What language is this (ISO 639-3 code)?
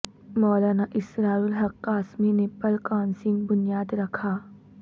urd